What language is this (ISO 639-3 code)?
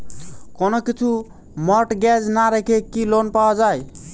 ben